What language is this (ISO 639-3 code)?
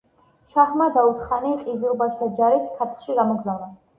kat